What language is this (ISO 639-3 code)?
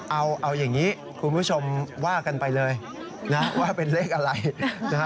tha